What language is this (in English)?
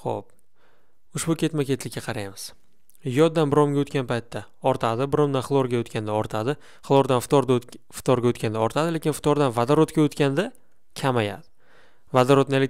Russian